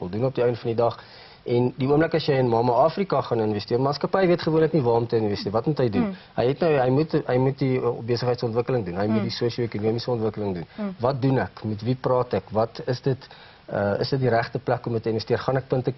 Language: Dutch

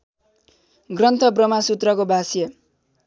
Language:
Nepali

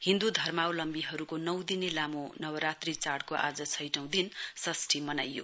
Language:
Nepali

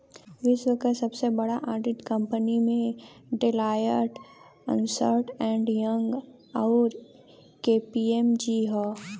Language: Bhojpuri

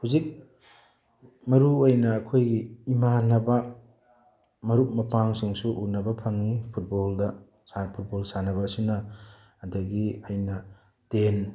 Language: Manipuri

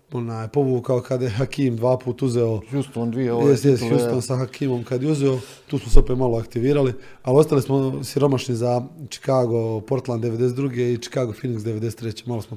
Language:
Croatian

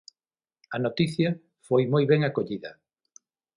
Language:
Galician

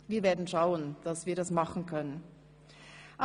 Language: Swiss German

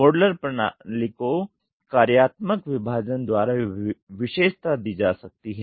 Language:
Hindi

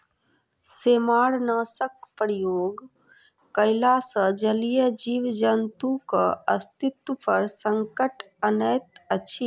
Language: Maithili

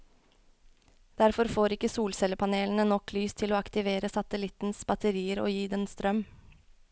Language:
Norwegian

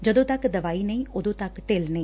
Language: Punjabi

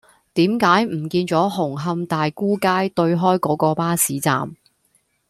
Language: Cantonese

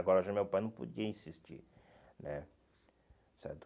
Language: Portuguese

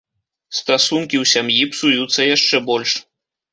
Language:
Belarusian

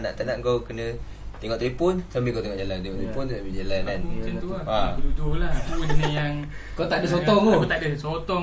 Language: Malay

